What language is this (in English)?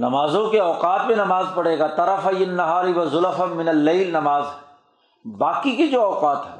Urdu